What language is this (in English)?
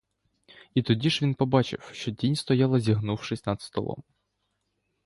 Ukrainian